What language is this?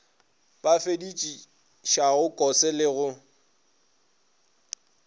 Northern Sotho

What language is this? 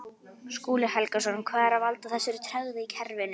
Icelandic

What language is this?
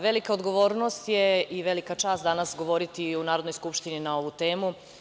Serbian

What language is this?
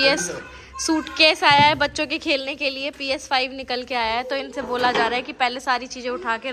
Hindi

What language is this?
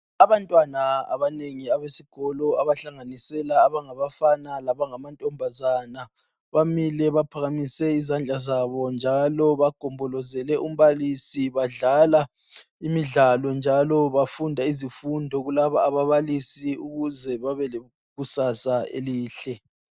North Ndebele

